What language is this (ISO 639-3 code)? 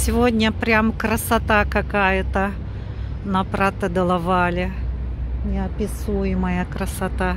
rus